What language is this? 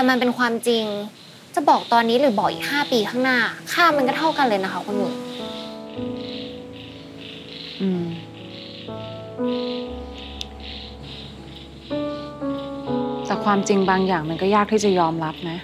Thai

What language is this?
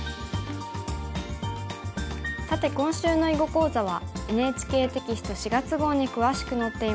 Japanese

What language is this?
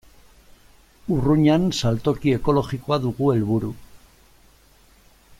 Basque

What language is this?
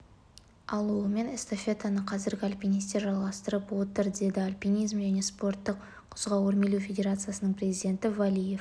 Kazakh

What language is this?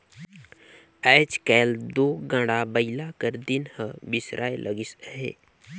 Chhattisgarhi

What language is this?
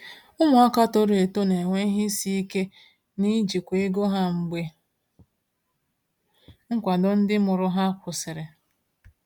Igbo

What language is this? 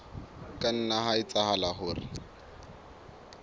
Southern Sotho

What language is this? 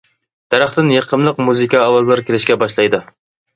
Uyghur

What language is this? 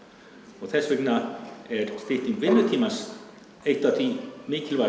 Icelandic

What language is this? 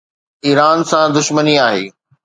Sindhi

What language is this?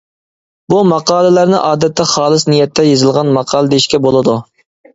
Uyghur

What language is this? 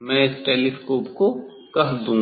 Hindi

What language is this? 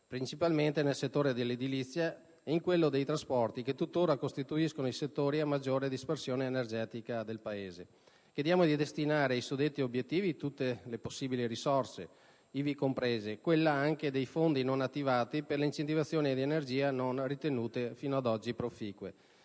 Italian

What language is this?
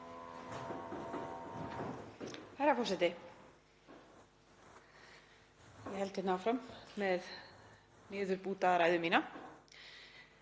Icelandic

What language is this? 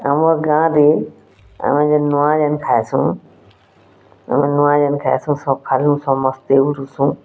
Odia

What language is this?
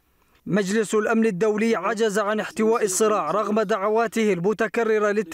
Arabic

